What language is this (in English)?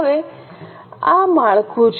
Gujarati